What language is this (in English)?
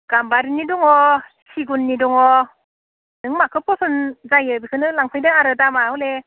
Bodo